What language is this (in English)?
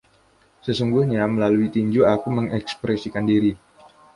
Indonesian